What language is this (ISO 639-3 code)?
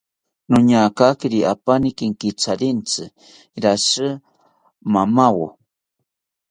cpy